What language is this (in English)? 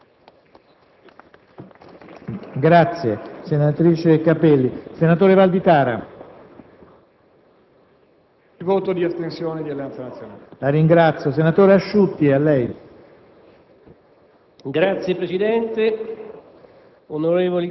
Italian